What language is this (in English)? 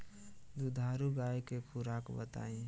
Bhojpuri